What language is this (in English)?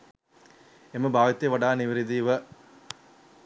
Sinhala